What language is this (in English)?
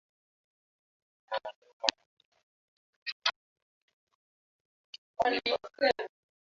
Swahili